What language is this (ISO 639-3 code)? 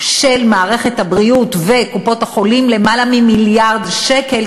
heb